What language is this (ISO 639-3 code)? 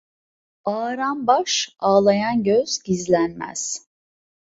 tur